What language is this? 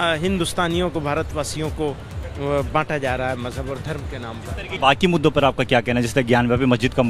Hindi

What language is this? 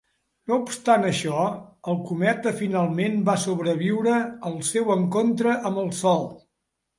Catalan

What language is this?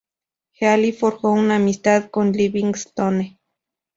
Spanish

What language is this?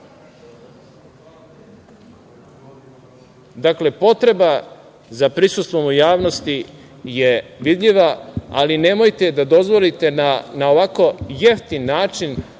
Serbian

